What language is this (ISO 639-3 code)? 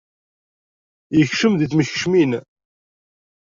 kab